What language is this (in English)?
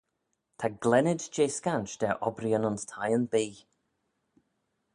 Manx